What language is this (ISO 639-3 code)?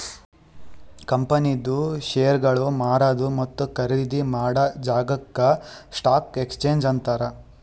kan